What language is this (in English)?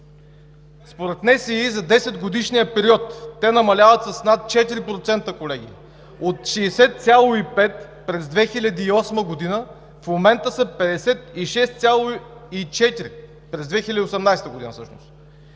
Bulgarian